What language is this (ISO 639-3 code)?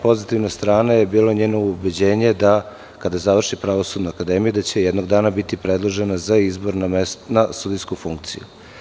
srp